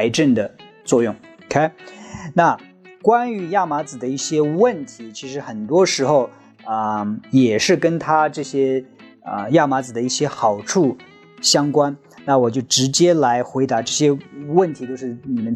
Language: Chinese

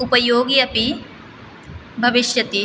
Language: Sanskrit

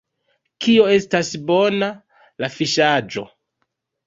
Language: Esperanto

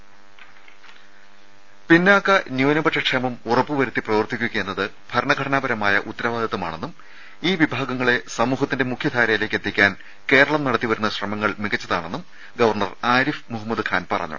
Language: Malayalam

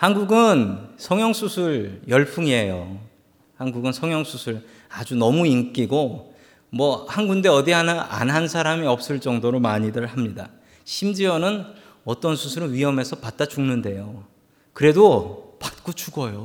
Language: Korean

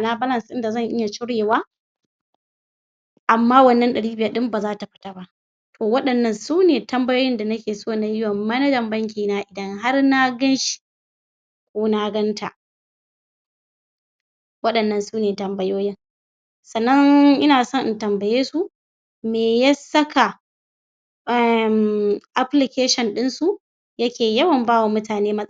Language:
Hausa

